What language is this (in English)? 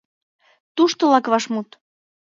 Mari